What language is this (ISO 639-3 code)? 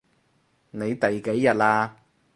yue